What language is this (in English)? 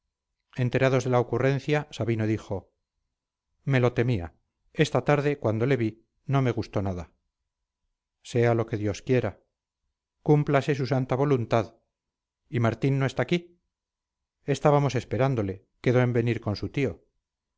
Spanish